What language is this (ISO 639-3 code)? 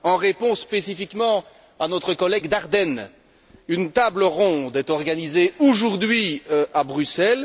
fra